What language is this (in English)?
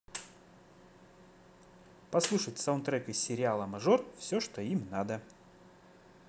Russian